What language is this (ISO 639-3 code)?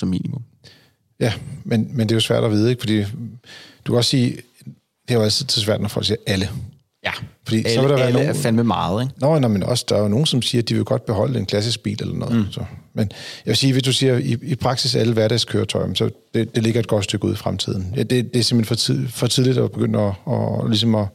dan